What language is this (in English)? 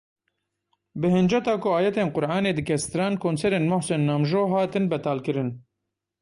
Kurdish